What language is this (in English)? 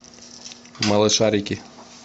Russian